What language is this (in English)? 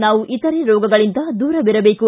Kannada